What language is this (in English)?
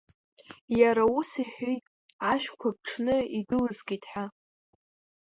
Abkhazian